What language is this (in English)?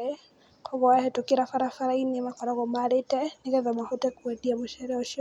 Kikuyu